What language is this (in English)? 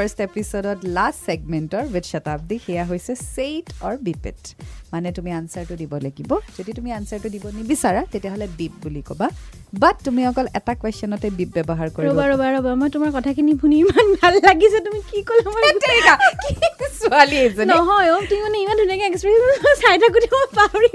Hindi